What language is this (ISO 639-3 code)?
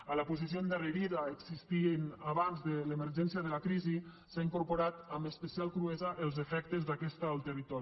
cat